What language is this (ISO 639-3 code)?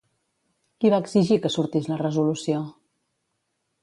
cat